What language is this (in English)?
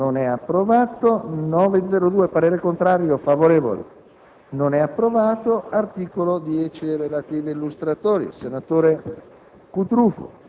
Italian